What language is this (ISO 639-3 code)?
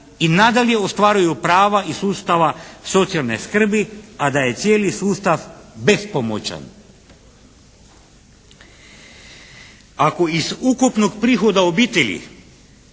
hrv